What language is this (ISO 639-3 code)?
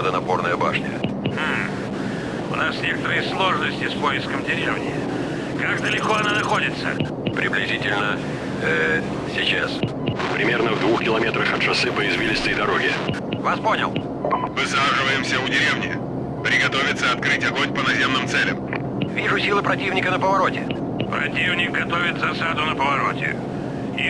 rus